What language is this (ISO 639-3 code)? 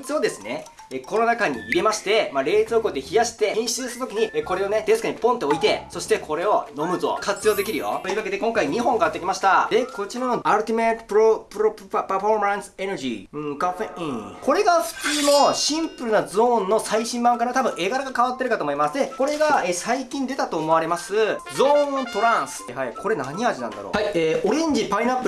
jpn